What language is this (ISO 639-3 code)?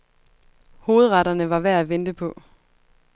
dan